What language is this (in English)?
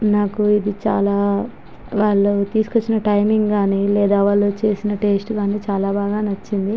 Telugu